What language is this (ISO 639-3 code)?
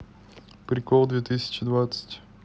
rus